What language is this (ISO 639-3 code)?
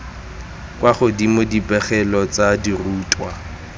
tsn